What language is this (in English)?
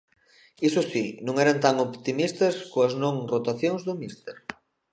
Galician